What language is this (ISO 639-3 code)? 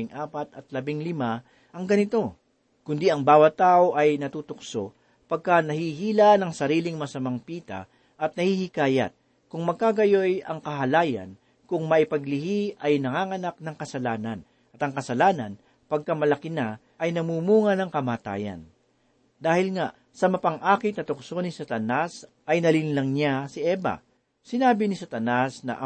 fil